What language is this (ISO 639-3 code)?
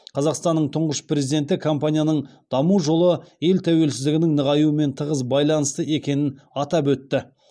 kaz